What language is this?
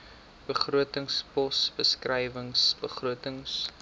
Afrikaans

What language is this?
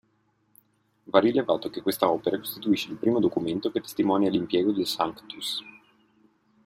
Italian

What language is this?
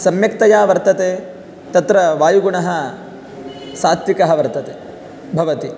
Sanskrit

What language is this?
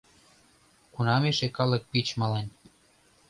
Mari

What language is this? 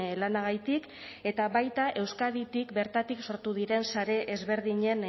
Basque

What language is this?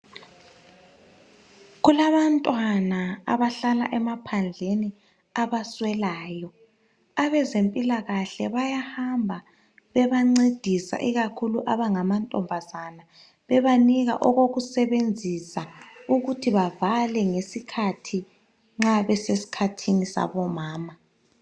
North Ndebele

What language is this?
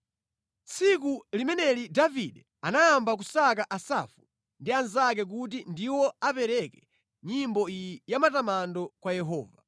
Nyanja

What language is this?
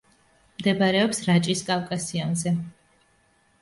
Georgian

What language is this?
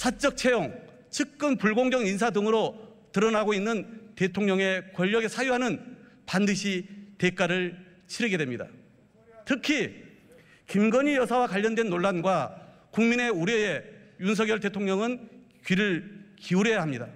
Korean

